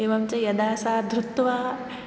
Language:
Sanskrit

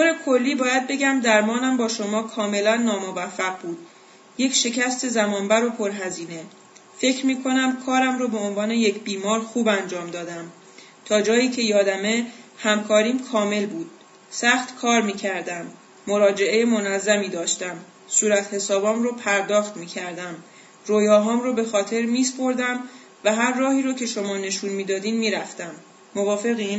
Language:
Persian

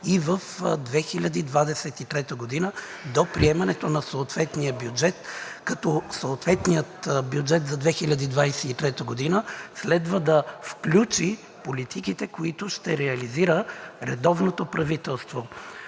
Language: Bulgarian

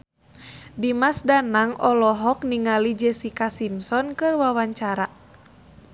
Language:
Sundanese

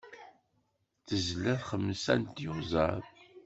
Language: Kabyle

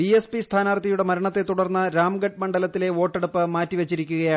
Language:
Malayalam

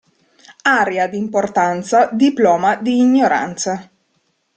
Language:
Italian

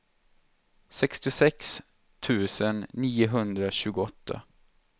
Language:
Swedish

